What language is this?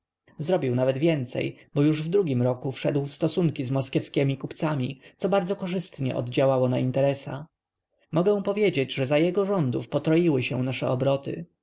Polish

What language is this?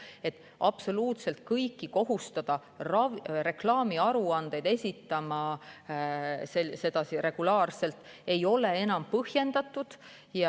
Estonian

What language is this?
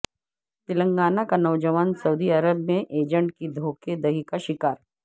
Urdu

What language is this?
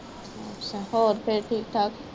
Punjabi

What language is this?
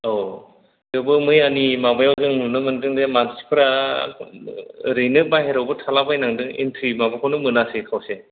Bodo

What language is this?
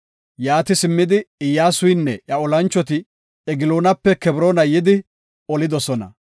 Gofa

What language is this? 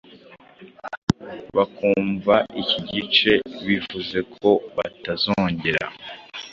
Kinyarwanda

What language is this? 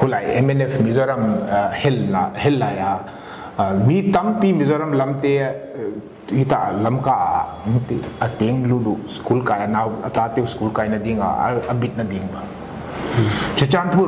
Thai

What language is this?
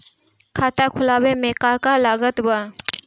Bhojpuri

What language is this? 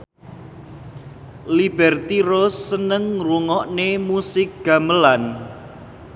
Javanese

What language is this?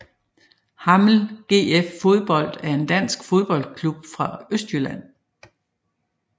Danish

